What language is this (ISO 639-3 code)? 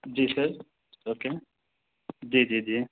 urd